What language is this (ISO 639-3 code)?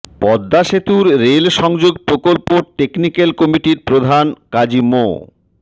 ben